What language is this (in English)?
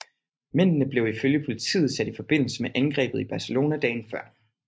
Danish